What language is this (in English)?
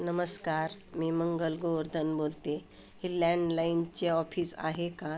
Marathi